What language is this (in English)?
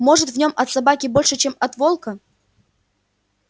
Russian